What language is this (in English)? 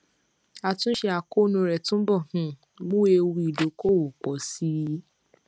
Yoruba